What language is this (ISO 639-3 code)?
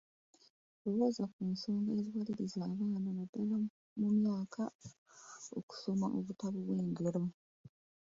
lug